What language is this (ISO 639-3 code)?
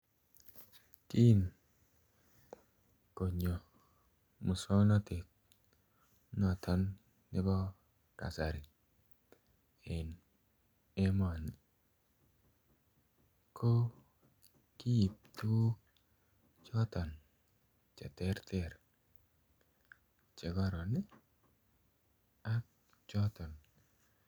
kln